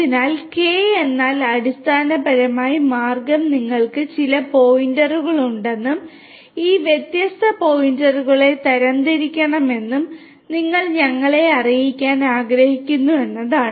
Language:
Malayalam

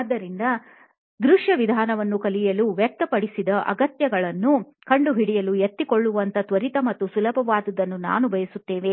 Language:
Kannada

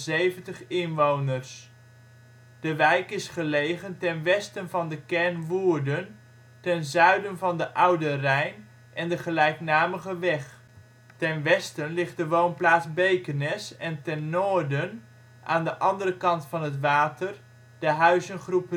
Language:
Dutch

